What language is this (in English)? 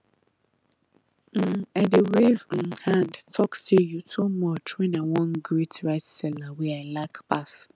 Nigerian Pidgin